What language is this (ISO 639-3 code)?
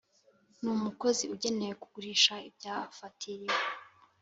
kin